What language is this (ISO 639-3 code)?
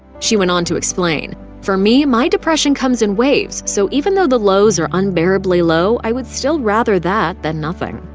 eng